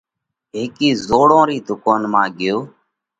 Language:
Parkari Koli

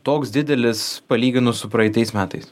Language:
Lithuanian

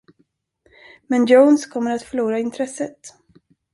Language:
Swedish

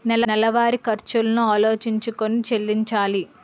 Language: Telugu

